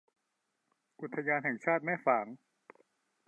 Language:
Thai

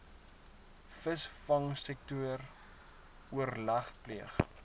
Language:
Afrikaans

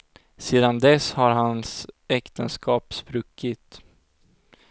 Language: Swedish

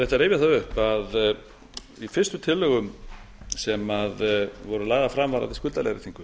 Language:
Icelandic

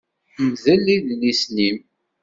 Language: Kabyle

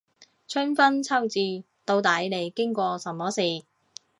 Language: Cantonese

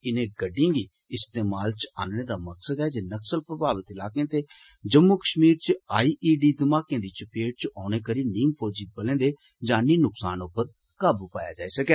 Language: Dogri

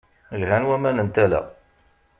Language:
Kabyle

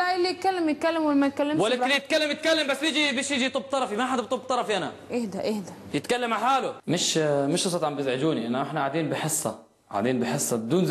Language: Arabic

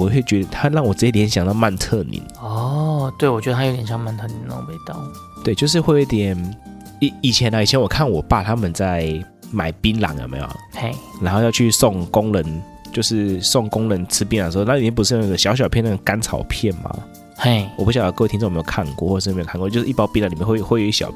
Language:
Chinese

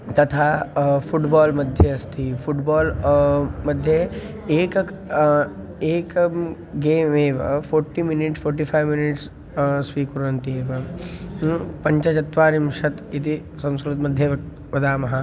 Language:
Sanskrit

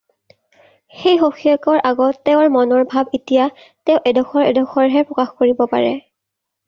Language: Assamese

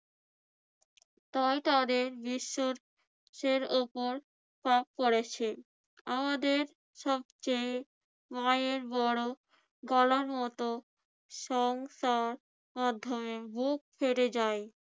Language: Bangla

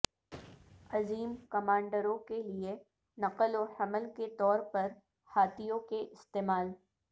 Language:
Urdu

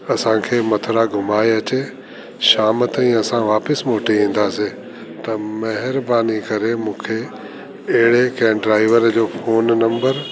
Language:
Sindhi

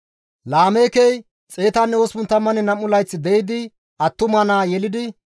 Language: Gamo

